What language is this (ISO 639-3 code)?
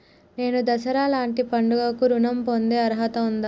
tel